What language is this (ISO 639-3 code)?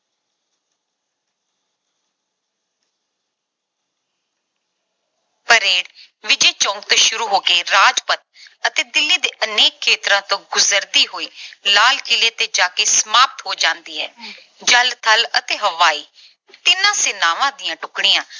pan